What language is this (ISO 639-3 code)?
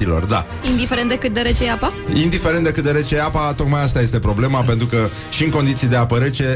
ron